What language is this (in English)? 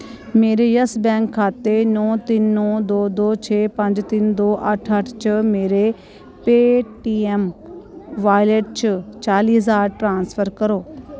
Dogri